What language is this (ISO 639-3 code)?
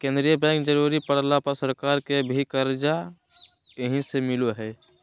mag